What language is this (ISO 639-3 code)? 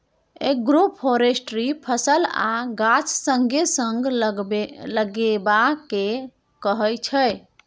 mai